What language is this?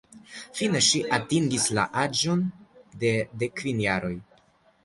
Esperanto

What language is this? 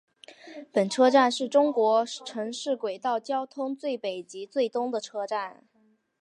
Chinese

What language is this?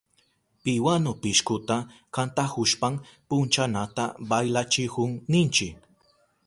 Southern Pastaza Quechua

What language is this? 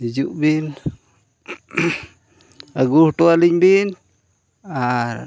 Santali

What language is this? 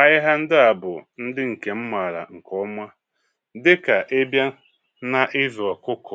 Igbo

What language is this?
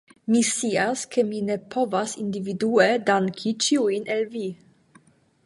Esperanto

